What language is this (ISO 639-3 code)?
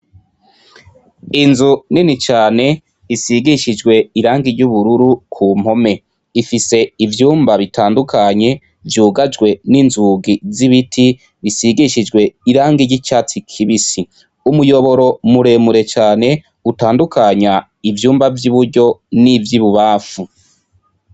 run